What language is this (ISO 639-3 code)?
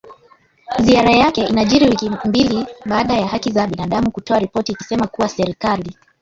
swa